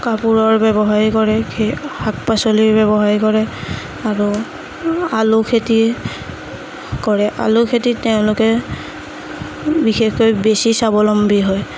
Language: Assamese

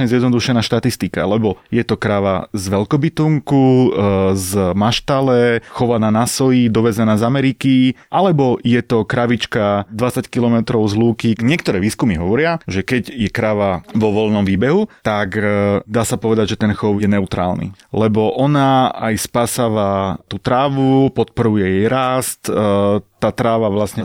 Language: Slovak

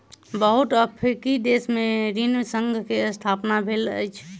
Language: Maithili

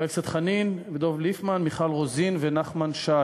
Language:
Hebrew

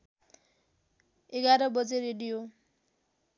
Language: Nepali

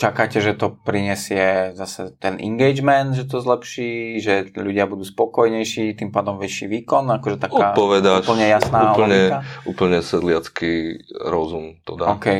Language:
Slovak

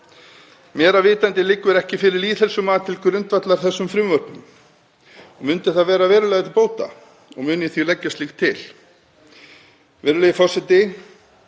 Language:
Icelandic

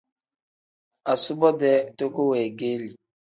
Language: Tem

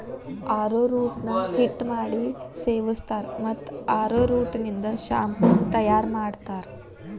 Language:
Kannada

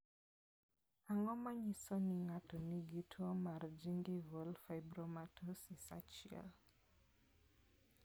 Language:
Luo (Kenya and Tanzania)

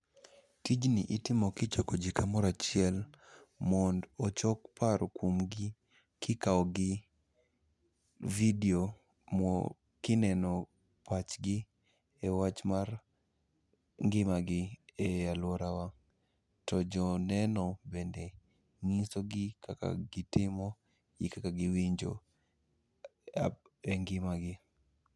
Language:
Luo (Kenya and Tanzania)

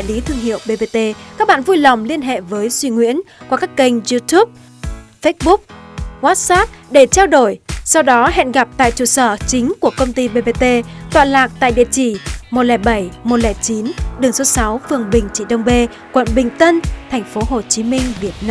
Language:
Vietnamese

